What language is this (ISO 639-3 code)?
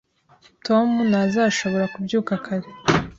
kin